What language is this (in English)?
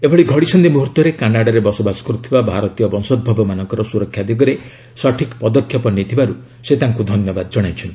Odia